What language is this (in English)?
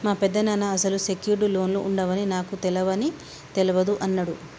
Telugu